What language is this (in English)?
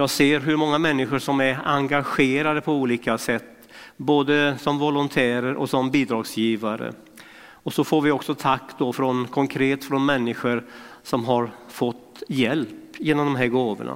Swedish